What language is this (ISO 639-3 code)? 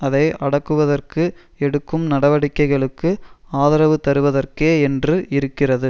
tam